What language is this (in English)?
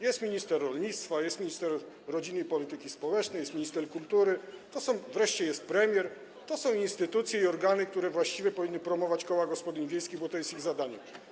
Polish